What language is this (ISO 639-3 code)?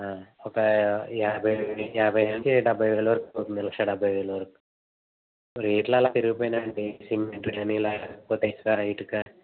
tel